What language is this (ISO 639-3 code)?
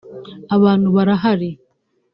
kin